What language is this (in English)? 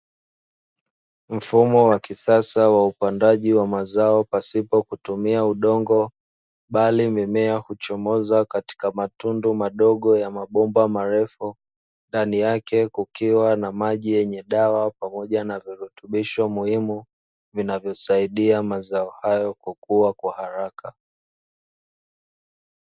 Swahili